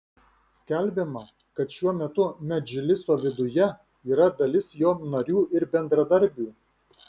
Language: Lithuanian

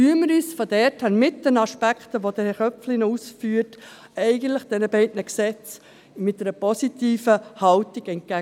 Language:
Swiss German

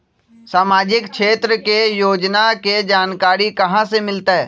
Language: Magahi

